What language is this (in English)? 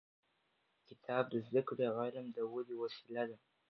Pashto